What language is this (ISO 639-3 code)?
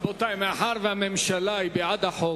heb